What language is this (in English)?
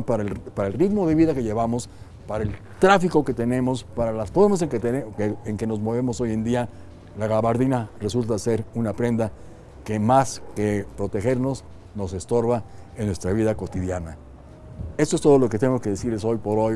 Spanish